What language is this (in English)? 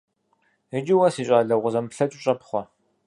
Kabardian